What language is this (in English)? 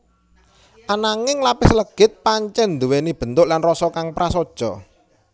Javanese